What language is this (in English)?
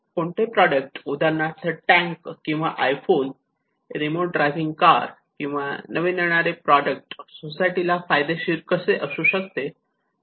Marathi